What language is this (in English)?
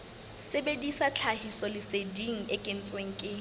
Southern Sotho